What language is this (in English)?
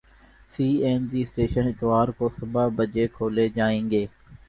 Urdu